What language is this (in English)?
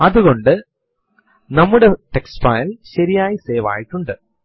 Malayalam